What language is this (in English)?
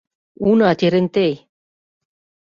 Mari